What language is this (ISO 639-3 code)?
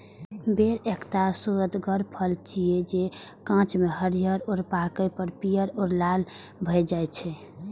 mai